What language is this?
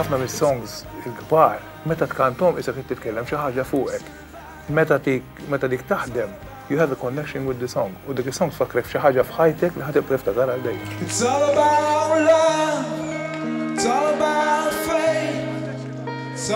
Arabic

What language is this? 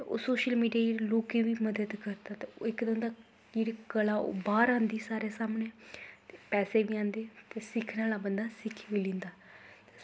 Dogri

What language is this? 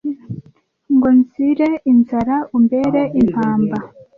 Kinyarwanda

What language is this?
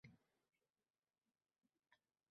Uzbek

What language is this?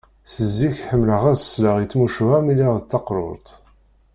Kabyle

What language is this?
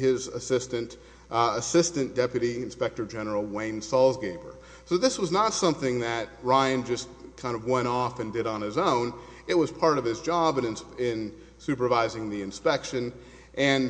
English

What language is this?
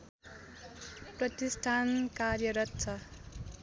Nepali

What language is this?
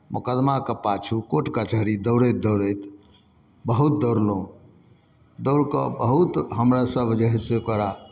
Maithili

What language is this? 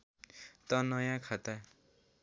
Nepali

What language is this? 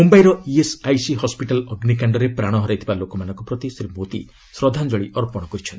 Odia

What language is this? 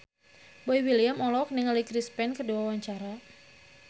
Sundanese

